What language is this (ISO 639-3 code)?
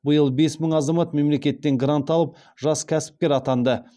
kaz